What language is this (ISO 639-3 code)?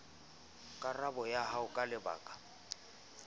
sot